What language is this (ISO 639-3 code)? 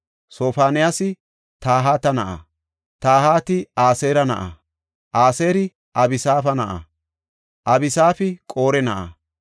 gof